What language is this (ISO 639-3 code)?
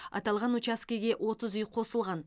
kaz